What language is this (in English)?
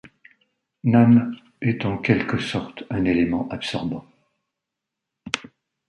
French